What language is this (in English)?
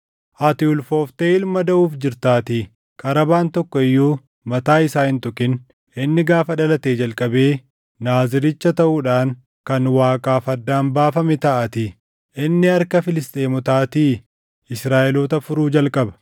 Oromo